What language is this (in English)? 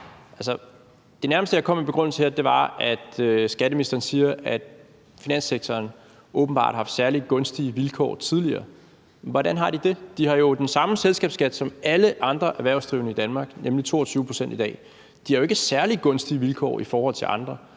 Danish